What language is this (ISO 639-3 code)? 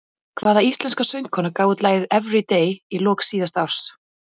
isl